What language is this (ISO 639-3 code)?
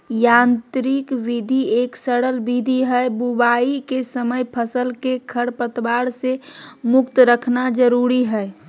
mag